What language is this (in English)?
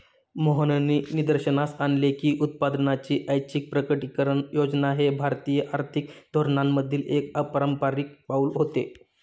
Marathi